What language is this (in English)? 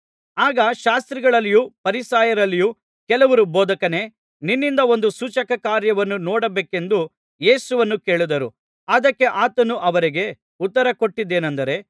Kannada